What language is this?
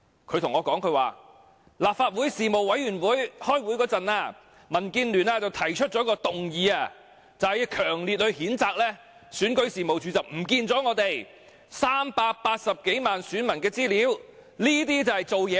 Cantonese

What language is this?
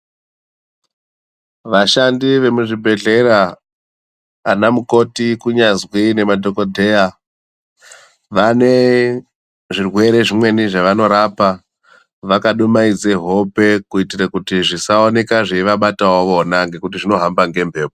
Ndau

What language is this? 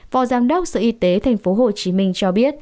Vietnamese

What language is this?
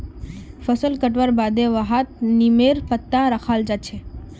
Magahi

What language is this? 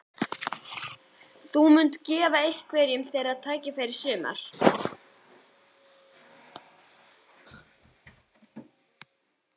Icelandic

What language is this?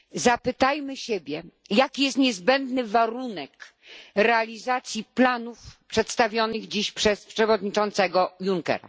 Polish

